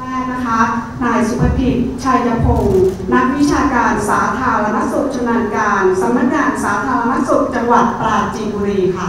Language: Thai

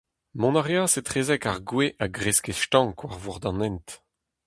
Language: Breton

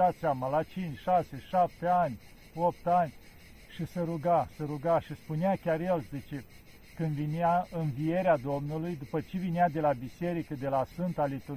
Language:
Romanian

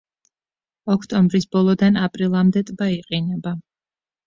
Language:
Georgian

